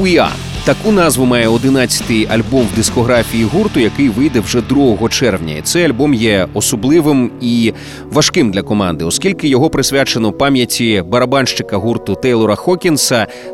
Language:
Ukrainian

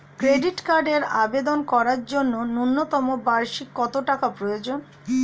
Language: Bangla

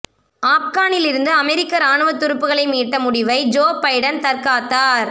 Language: Tamil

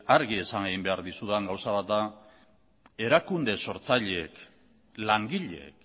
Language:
Basque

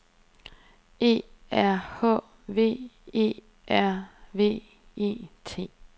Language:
Danish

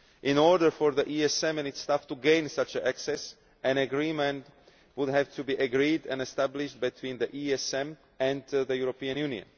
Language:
English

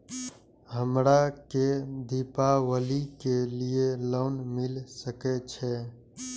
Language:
Maithili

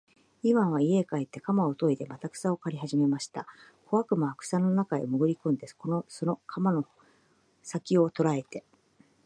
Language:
Japanese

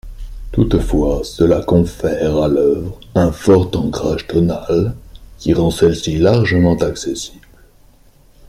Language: French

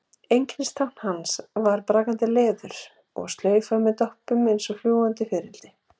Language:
Icelandic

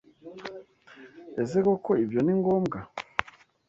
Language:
Kinyarwanda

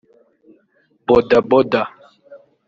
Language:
Kinyarwanda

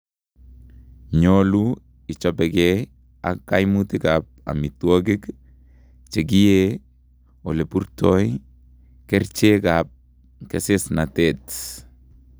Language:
Kalenjin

